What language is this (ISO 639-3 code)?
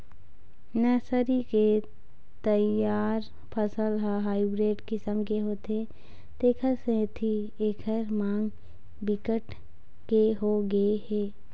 hne